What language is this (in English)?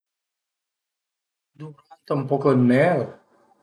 Piedmontese